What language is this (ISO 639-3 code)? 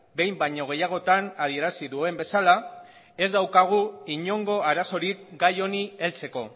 eus